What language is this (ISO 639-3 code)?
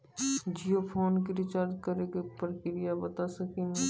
mai